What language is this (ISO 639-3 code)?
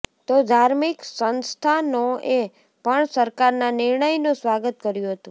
guj